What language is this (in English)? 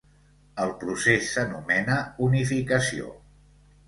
Catalan